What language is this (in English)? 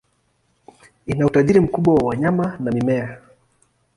Swahili